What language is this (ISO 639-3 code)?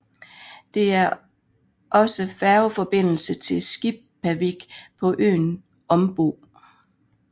dan